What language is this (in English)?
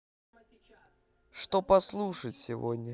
Russian